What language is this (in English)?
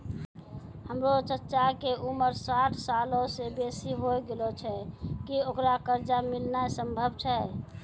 Maithili